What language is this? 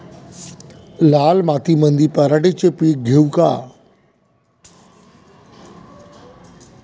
Marathi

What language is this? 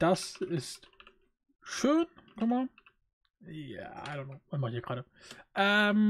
German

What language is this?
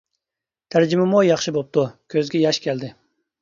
Uyghur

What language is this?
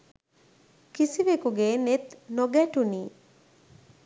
Sinhala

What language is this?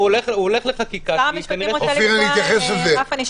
Hebrew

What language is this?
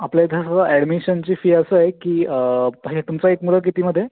Marathi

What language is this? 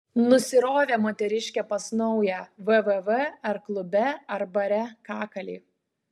Lithuanian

